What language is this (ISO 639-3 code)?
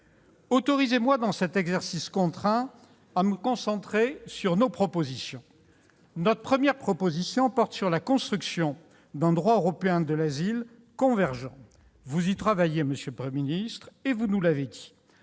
fra